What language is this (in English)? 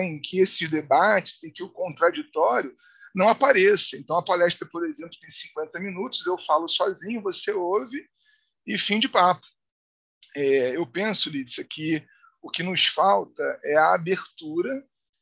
Portuguese